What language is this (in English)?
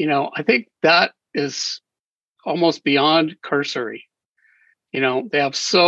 English